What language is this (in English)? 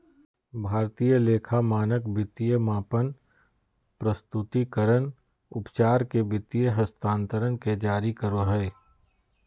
Magahi